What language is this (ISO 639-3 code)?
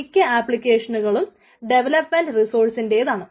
mal